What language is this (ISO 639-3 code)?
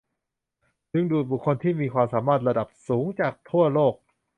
tha